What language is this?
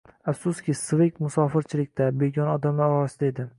Uzbek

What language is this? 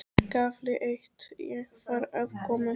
Icelandic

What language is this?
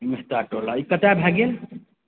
Maithili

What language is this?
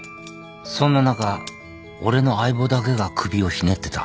Japanese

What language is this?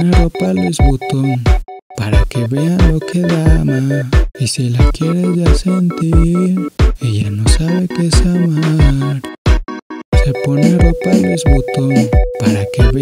Spanish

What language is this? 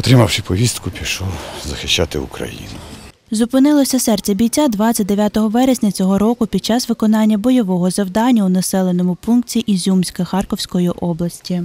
Ukrainian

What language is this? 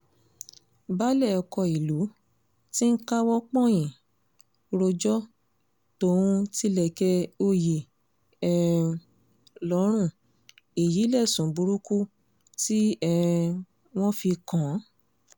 Yoruba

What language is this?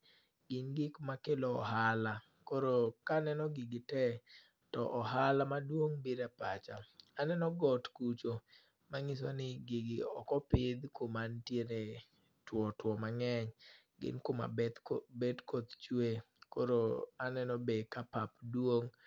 Luo (Kenya and Tanzania)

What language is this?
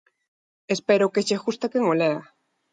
Galician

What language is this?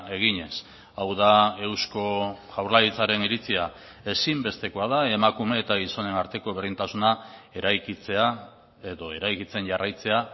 Basque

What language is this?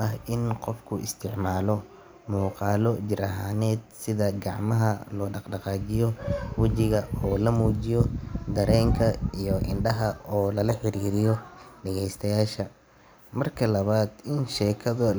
Somali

